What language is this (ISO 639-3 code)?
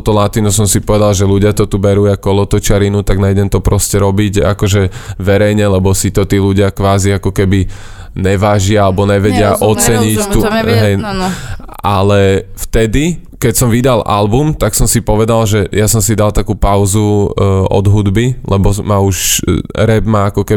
slk